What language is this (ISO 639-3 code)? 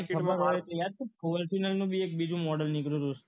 guj